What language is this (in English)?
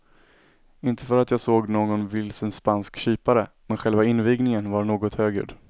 Swedish